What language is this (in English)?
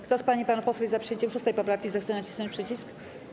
Polish